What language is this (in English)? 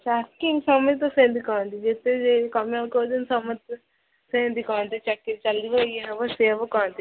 Odia